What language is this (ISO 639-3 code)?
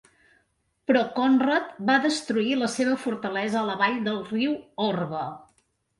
cat